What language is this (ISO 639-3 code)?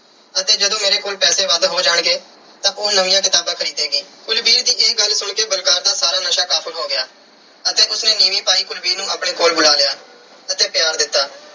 pan